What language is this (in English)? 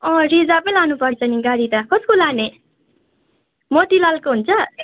Nepali